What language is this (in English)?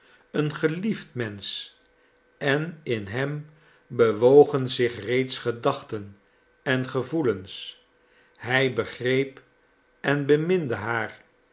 Dutch